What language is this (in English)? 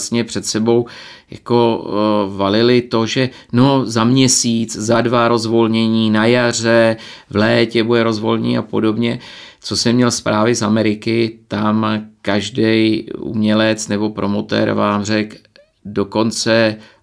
Czech